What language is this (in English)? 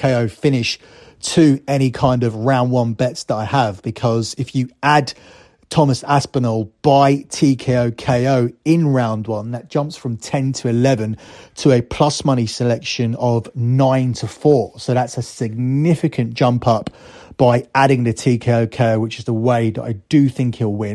English